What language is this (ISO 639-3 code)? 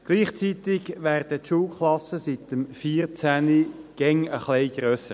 gsw